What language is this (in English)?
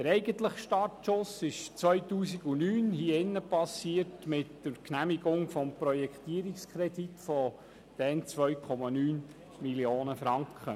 Swiss German